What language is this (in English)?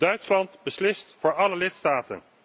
Dutch